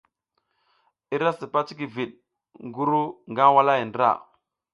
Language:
South Giziga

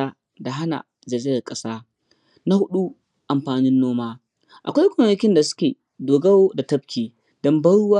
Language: Hausa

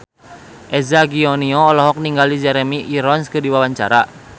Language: Sundanese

